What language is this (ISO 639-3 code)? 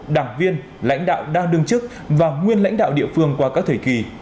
vie